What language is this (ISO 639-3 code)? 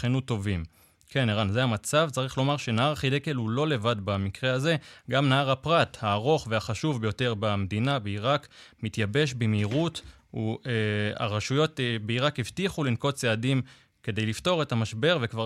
heb